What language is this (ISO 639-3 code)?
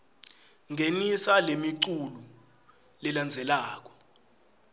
ssw